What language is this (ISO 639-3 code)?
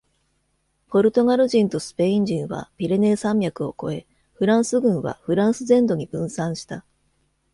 jpn